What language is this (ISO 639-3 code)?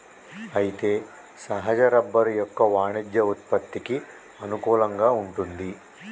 tel